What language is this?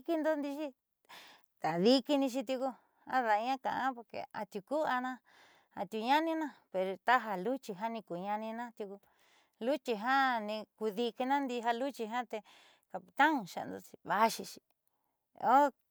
Southeastern Nochixtlán Mixtec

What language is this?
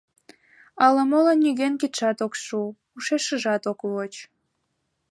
Mari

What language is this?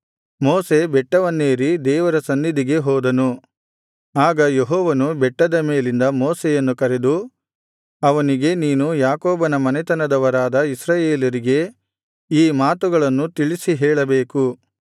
Kannada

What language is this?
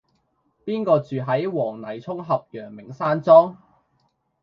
Cantonese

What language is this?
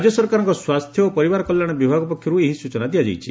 Odia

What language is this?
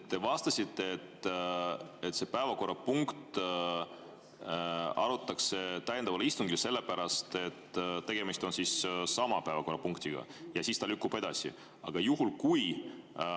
Estonian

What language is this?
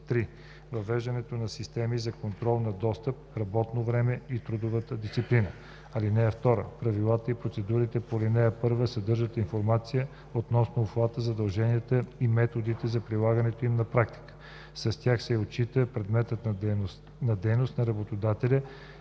Bulgarian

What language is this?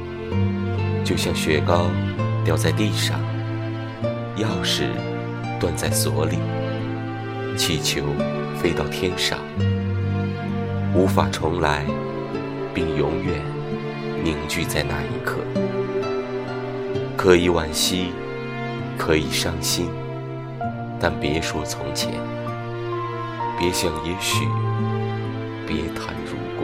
Chinese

